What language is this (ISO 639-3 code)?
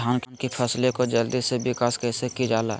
mag